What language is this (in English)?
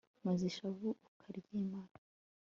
Kinyarwanda